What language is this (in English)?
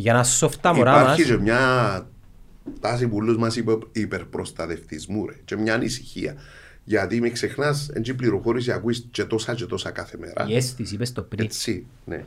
Greek